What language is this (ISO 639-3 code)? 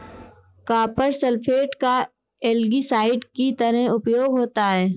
hin